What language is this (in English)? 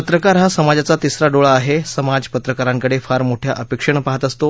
Marathi